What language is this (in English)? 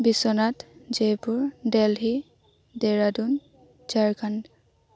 Assamese